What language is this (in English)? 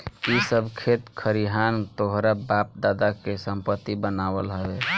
Bhojpuri